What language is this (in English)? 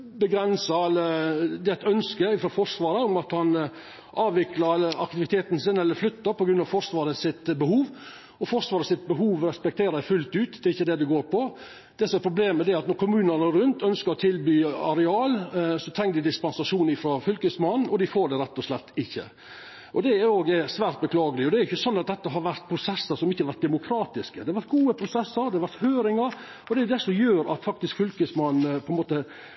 Norwegian Nynorsk